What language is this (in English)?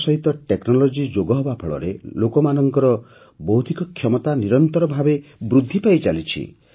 Odia